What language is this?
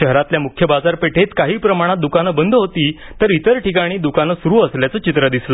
Marathi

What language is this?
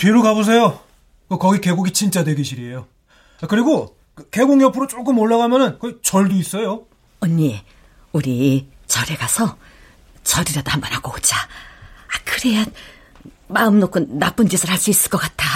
Korean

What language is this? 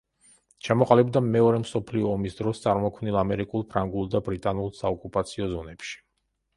Georgian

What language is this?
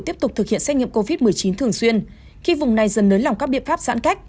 Vietnamese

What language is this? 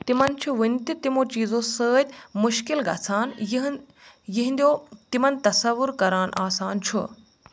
Kashmiri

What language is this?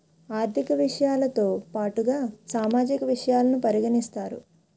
Telugu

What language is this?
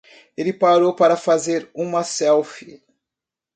Portuguese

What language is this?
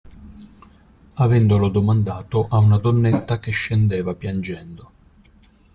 Italian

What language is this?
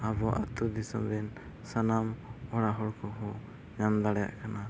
Santali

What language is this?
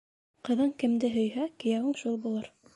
Bashkir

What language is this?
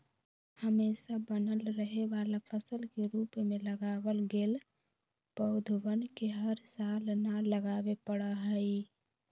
Magahi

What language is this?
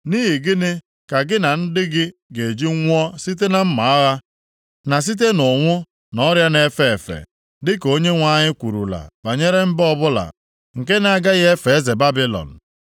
Igbo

